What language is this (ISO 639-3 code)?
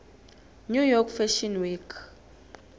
nbl